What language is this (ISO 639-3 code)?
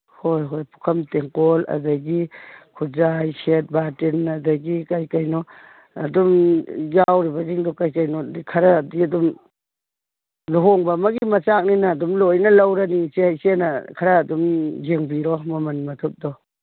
mni